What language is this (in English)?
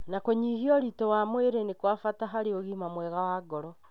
Kikuyu